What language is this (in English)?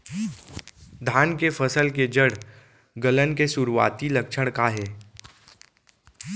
Chhattisgarhi